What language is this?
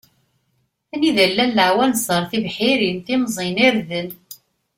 Kabyle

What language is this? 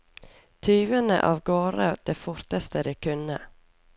Norwegian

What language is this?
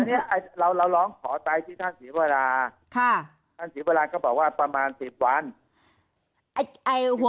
Thai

